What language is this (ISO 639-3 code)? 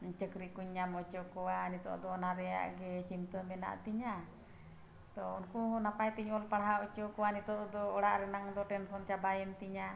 sat